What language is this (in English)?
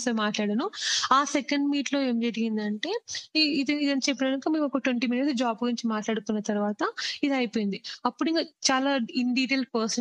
Telugu